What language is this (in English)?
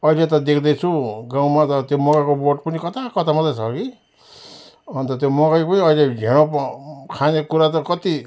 Nepali